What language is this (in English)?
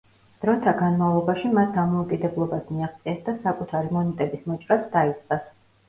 Georgian